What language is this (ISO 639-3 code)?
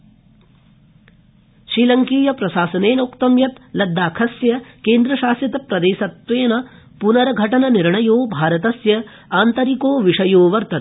san